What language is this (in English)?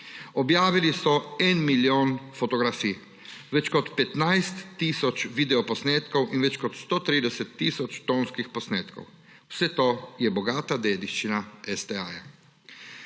Slovenian